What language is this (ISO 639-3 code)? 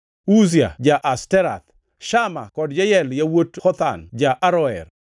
luo